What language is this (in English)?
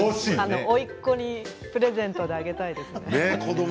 Japanese